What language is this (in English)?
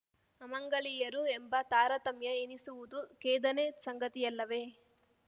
Kannada